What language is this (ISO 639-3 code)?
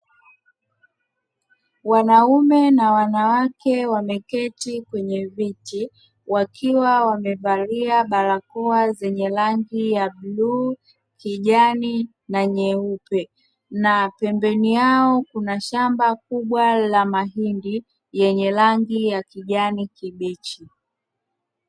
swa